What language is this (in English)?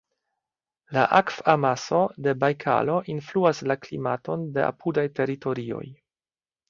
Esperanto